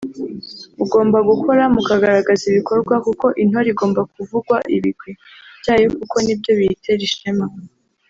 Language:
Kinyarwanda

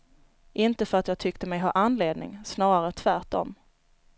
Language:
Swedish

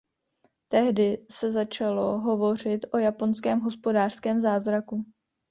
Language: Czech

